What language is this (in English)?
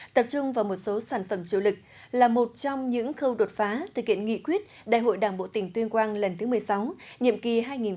Vietnamese